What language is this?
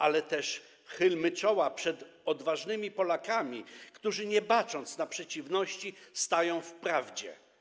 Polish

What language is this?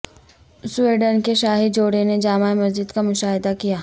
Urdu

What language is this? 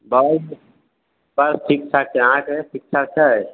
Maithili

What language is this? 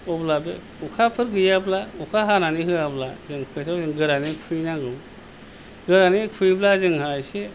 Bodo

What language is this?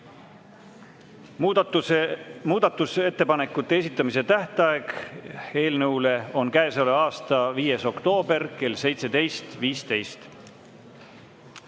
Estonian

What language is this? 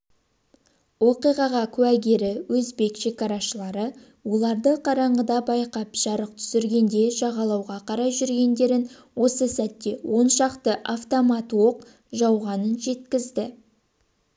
Kazakh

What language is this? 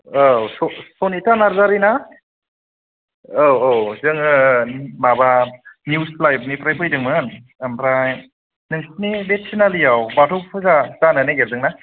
Bodo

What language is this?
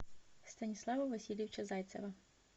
Russian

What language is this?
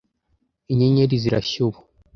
Kinyarwanda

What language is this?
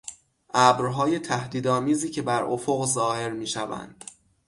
Persian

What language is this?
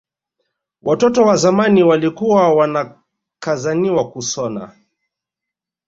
Swahili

